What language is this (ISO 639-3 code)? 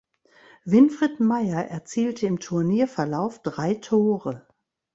deu